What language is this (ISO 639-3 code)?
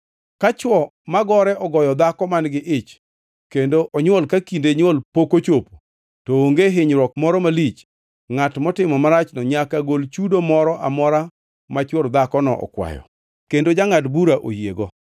luo